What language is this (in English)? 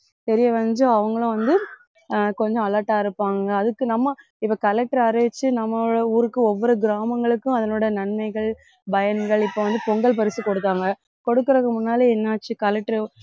Tamil